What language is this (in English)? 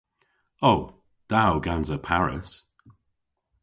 Cornish